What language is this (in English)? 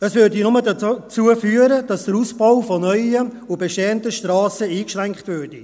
Swiss German